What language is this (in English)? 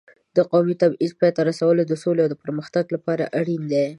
Pashto